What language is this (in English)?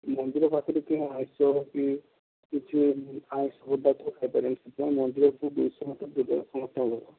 Odia